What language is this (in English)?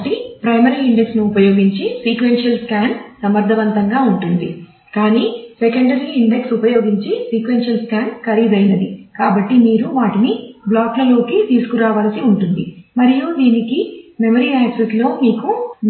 Telugu